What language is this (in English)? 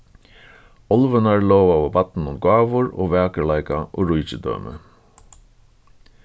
Faroese